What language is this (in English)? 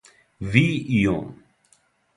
Serbian